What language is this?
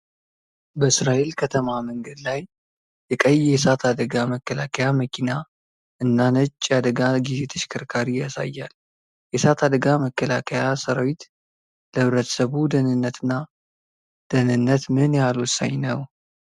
Amharic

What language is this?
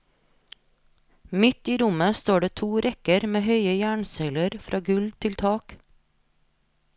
Norwegian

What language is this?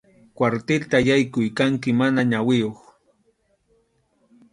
Arequipa-La Unión Quechua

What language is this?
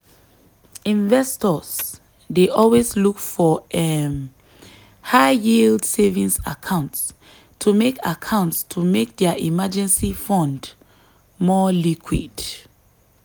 Nigerian Pidgin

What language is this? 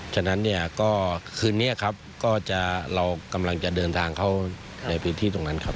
Thai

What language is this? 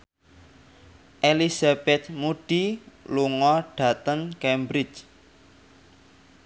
Javanese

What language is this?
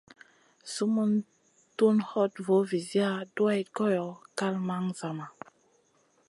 Masana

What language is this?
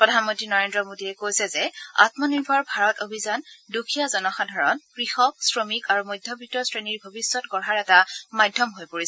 Assamese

